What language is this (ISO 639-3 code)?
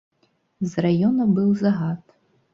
bel